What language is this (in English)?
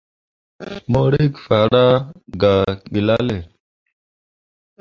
Mundang